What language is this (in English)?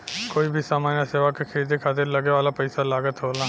Bhojpuri